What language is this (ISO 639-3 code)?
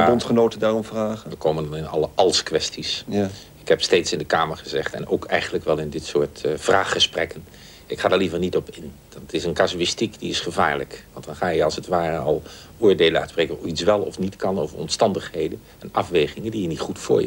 nld